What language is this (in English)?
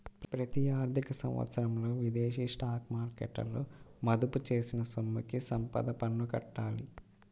Telugu